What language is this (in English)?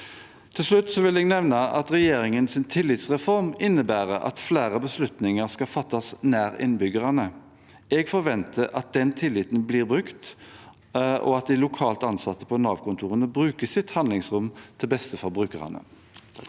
Norwegian